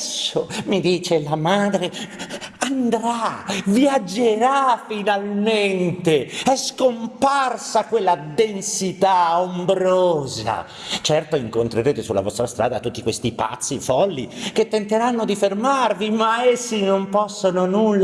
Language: Italian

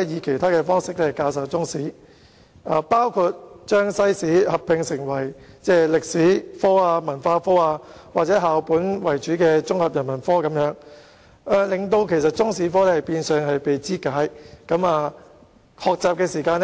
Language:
Cantonese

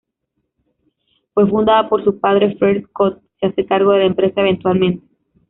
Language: Spanish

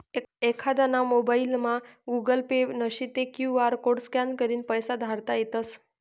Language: Marathi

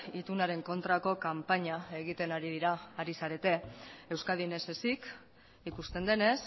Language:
Basque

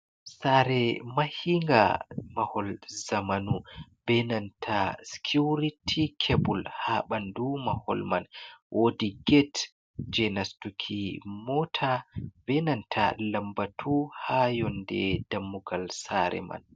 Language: Fula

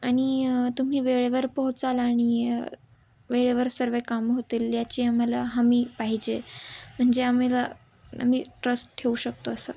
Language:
Marathi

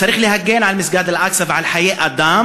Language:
Hebrew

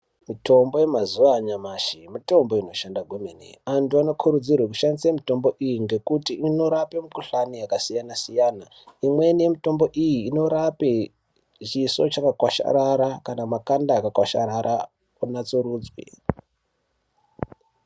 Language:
Ndau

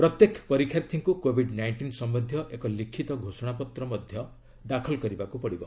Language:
Odia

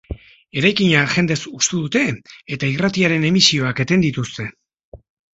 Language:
Basque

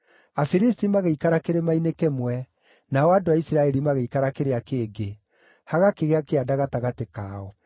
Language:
Kikuyu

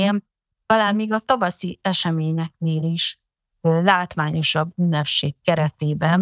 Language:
Hungarian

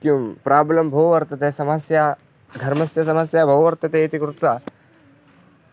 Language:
Sanskrit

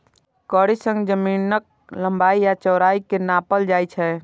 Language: Maithili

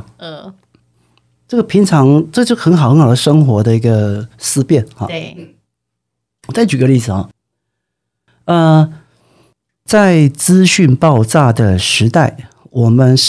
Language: Chinese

